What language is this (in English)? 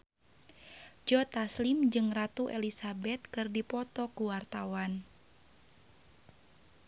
Sundanese